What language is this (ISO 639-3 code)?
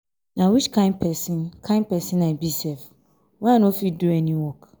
pcm